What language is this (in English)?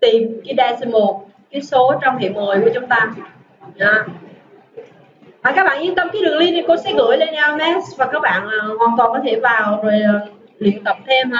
Vietnamese